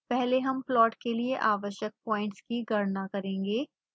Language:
Hindi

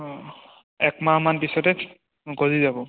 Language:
Assamese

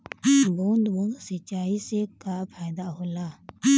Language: Bhojpuri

